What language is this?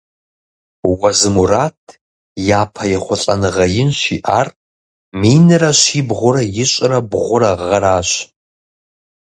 Kabardian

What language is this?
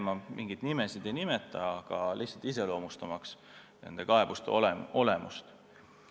Estonian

